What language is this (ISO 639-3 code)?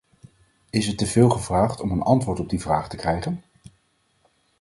nld